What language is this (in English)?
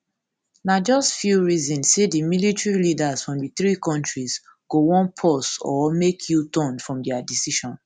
Nigerian Pidgin